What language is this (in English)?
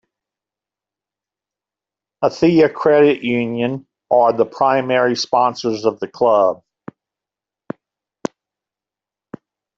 English